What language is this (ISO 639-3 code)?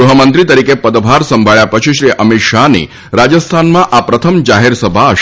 guj